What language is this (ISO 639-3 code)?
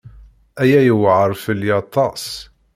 kab